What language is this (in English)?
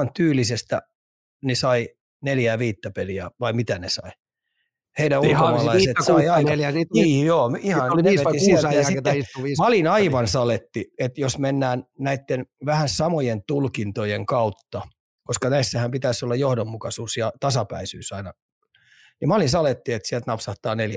Finnish